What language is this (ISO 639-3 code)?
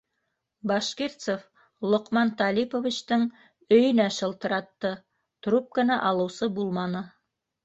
bak